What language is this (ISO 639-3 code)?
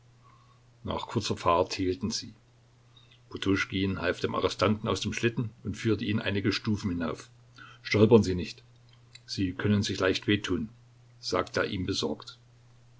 deu